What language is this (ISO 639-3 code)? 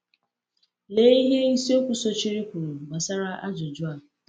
ibo